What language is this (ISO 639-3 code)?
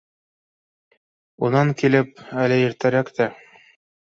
bak